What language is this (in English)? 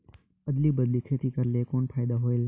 Chhattisgarhi